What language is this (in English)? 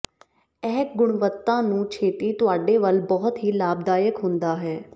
Punjabi